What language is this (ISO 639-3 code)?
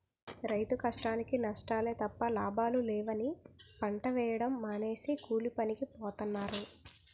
tel